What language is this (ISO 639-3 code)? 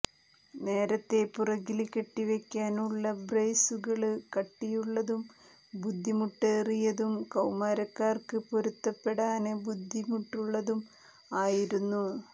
mal